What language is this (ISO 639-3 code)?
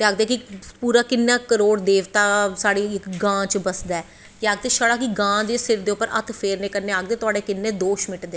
doi